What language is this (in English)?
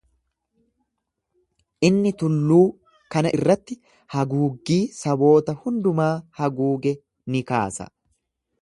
Oromo